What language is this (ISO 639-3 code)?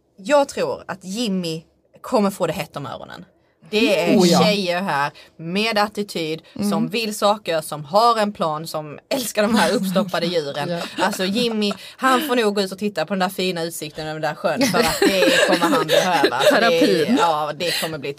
swe